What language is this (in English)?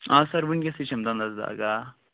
Kashmiri